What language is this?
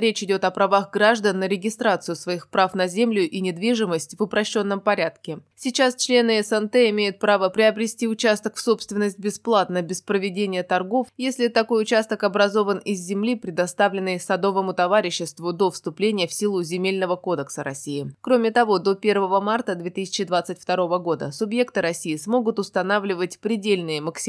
Russian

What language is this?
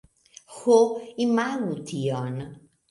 Esperanto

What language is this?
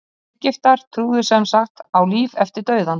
Icelandic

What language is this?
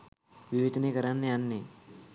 Sinhala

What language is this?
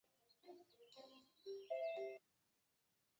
Chinese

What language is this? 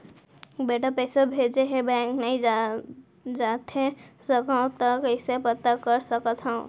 Chhattisgarhi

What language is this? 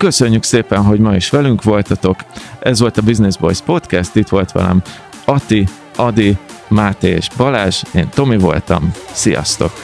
Hungarian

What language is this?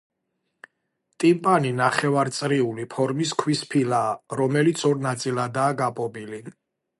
Georgian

